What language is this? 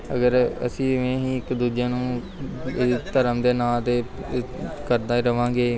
Punjabi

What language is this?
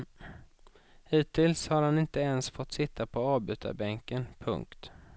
Swedish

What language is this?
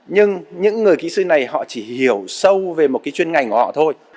Vietnamese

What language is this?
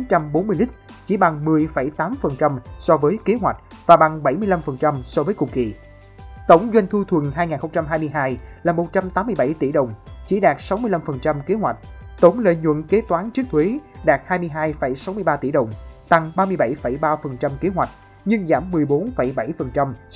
Vietnamese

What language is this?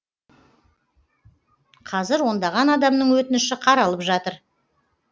Kazakh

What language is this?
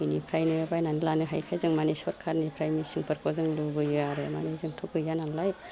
Bodo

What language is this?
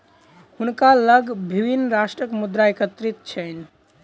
Maithili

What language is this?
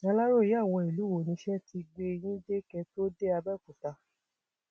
Yoruba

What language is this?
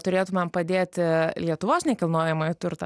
Lithuanian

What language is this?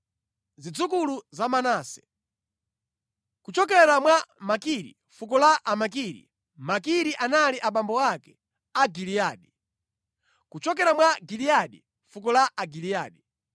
Nyanja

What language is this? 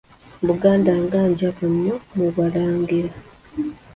Ganda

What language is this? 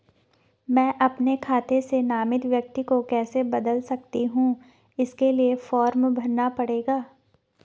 Hindi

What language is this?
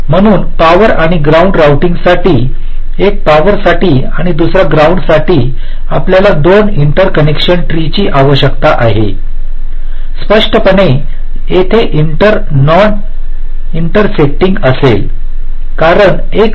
Marathi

